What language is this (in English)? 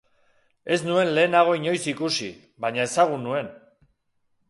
Basque